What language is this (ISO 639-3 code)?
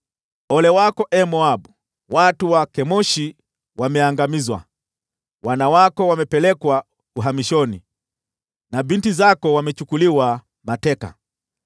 swa